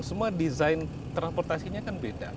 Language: Indonesian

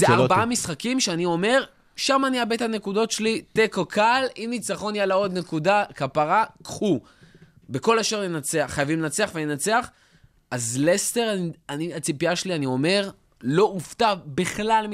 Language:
Hebrew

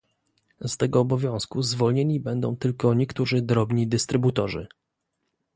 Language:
Polish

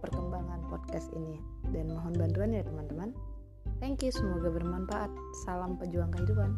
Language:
Indonesian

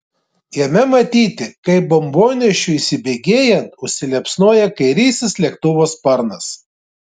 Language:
Lithuanian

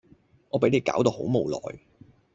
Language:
Cantonese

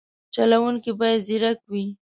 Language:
Pashto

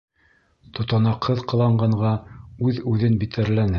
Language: Bashkir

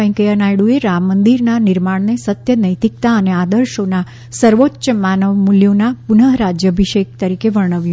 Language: Gujarati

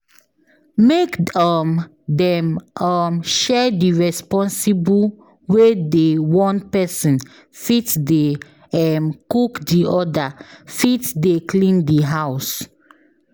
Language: Nigerian Pidgin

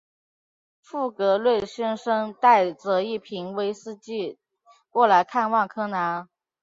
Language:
Chinese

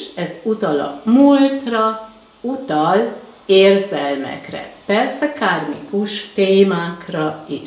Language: Hungarian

